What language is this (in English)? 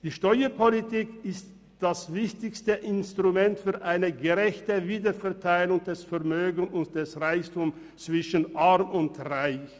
Swiss German